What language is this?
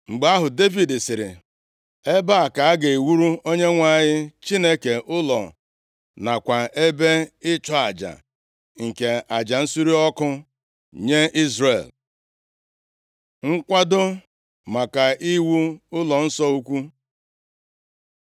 Igbo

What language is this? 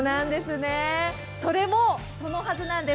Japanese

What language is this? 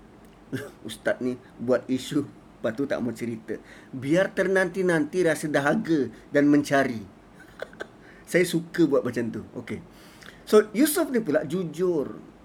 Malay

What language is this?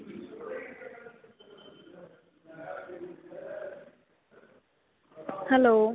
Punjabi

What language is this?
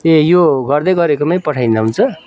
Nepali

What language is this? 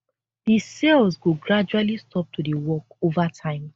Nigerian Pidgin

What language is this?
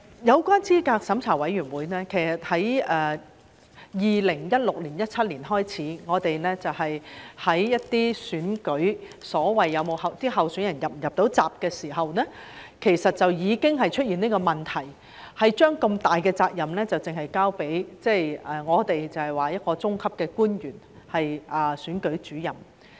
Cantonese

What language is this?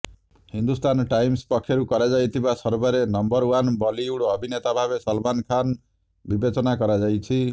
Odia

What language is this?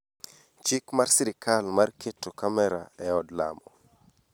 Luo (Kenya and Tanzania)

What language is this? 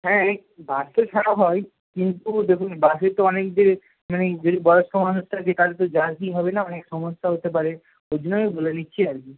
Bangla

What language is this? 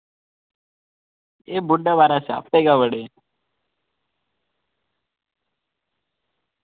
Dogri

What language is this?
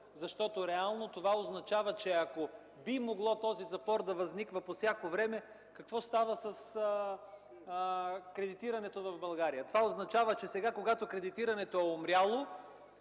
Bulgarian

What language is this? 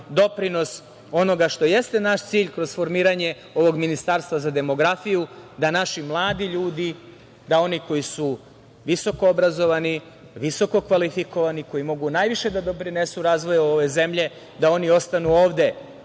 Serbian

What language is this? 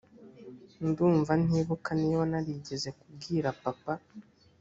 Kinyarwanda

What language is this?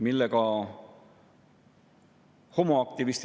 Estonian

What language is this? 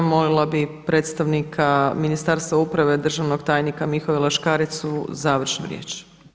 Croatian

